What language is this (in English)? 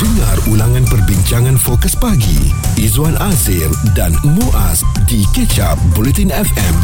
Malay